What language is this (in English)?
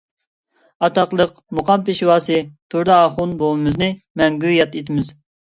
Uyghur